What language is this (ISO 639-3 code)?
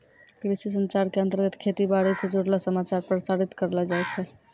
mai